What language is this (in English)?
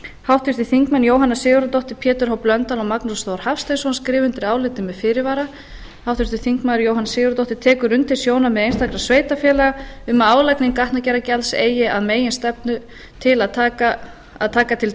Icelandic